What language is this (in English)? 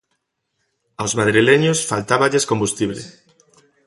Galician